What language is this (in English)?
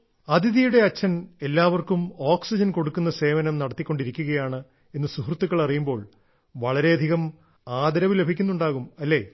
Malayalam